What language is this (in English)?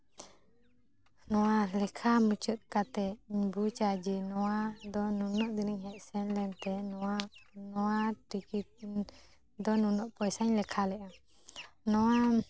Santali